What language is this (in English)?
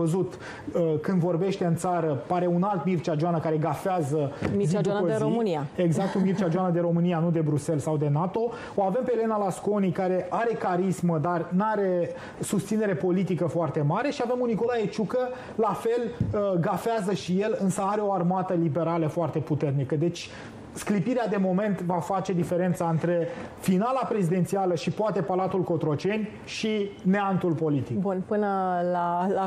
Romanian